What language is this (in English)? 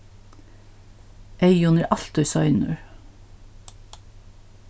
Faroese